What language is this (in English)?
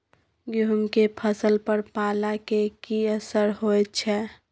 Maithili